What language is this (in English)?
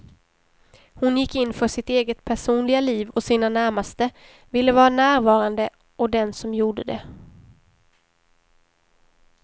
Swedish